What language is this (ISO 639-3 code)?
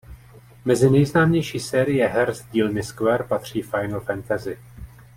ces